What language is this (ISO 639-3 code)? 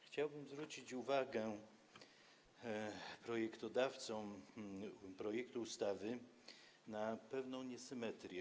pol